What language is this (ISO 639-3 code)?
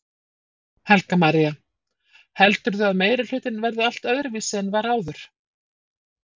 isl